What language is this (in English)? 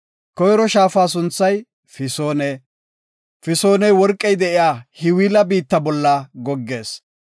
Gofa